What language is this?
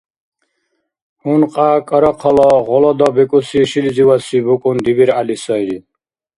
Dargwa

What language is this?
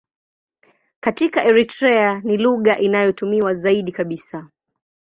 Swahili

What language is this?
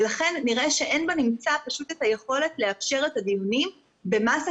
Hebrew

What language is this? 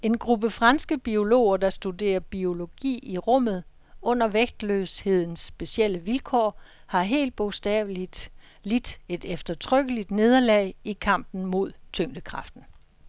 Danish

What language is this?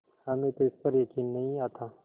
Hindi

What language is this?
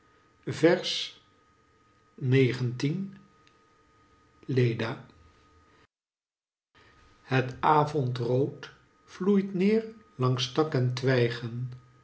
Dutch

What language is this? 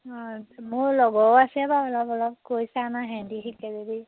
Assamese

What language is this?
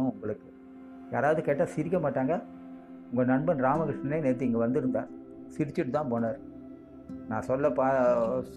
Tamil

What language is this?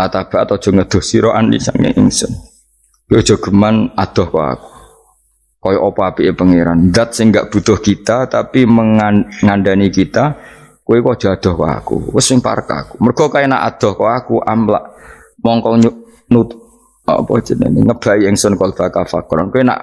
Indonesian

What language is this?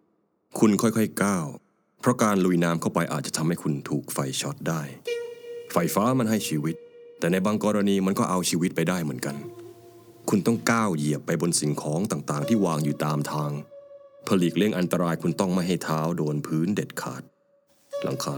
Thai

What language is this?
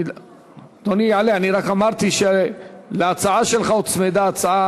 Hebrew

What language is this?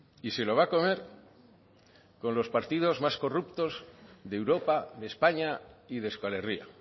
Spanish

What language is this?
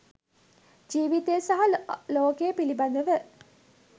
Sinhala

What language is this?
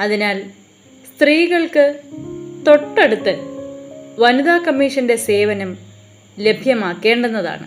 Malayalam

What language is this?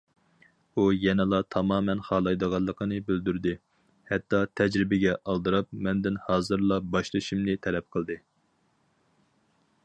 Uyghur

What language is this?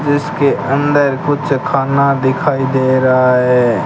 Hindi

